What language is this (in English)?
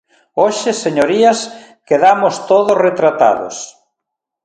Galician